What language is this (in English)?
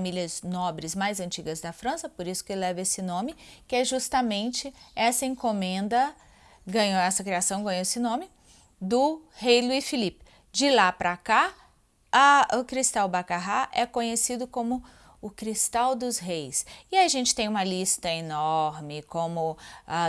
Portuguese